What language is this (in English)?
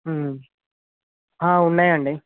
Telugu